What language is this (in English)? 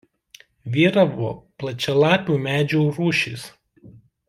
Lithuanian